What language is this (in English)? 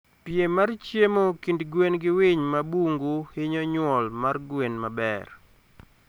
Luo (Kenya and Tanzania)